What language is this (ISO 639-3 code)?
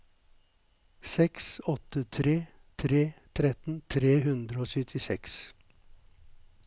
nor